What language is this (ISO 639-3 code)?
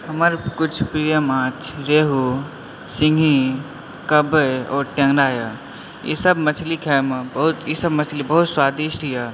mai